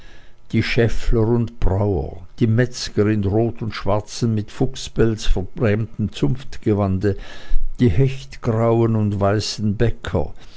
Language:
German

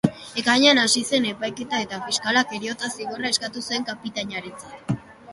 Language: Basque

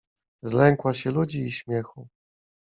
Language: Polish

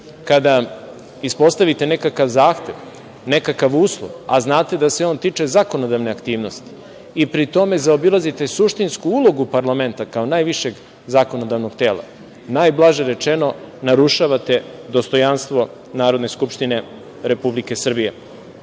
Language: Serbian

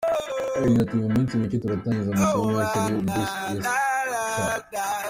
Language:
Kinyarwanda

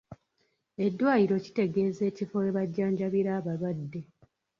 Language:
Ganda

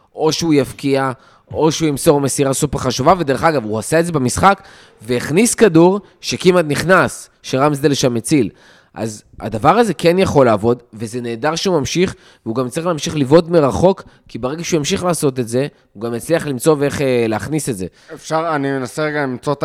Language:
Hebrew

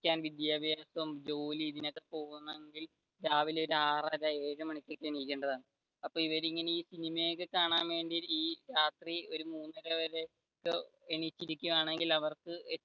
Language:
Malayalam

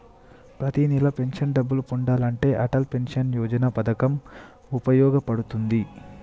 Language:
Telugu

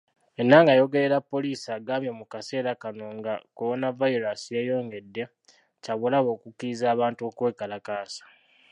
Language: Ganda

